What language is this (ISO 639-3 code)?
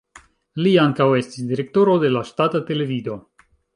epo